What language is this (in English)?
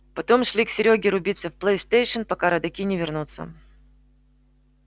Russian